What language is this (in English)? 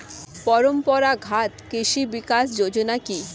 Bangla